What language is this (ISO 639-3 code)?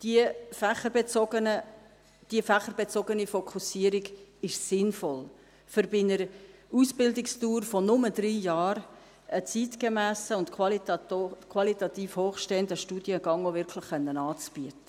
gsw